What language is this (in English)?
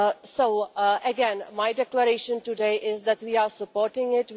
English